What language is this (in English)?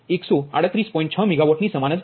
Gujarati